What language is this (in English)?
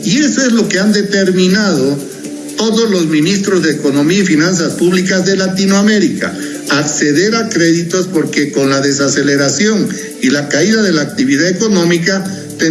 Spanish